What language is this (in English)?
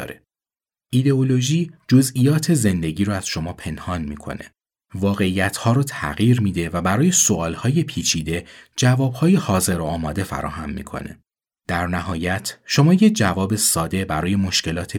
Persian